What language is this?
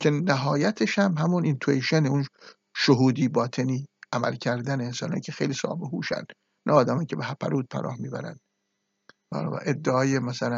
Persian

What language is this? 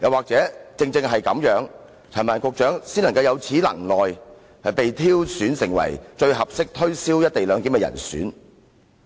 Cantonese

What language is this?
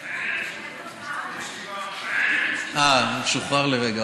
Hebrew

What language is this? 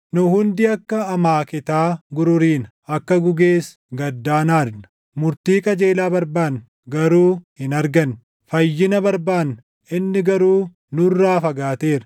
Oromo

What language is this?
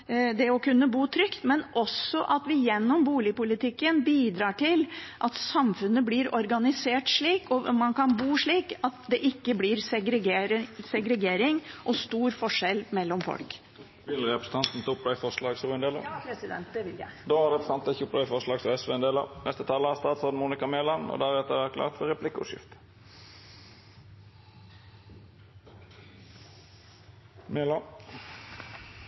Norwegian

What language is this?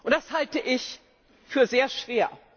German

